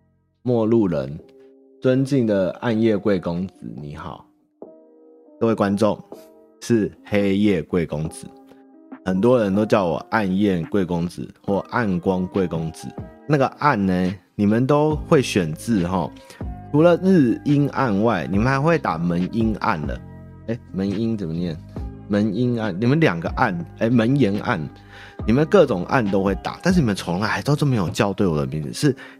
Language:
Chinese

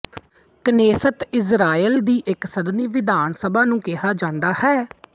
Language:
Punjabi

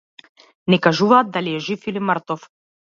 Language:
Macedonian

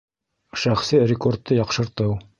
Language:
Bashkir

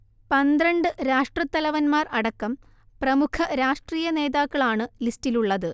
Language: Malayalam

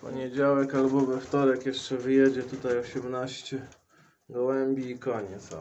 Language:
Polish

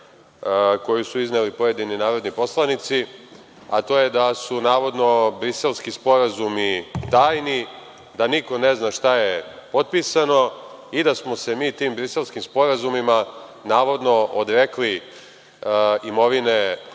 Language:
Serbian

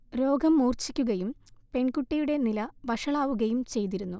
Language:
Malayalam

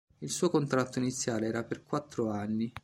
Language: Italian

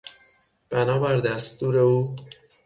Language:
Persian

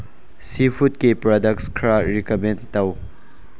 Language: Manipuri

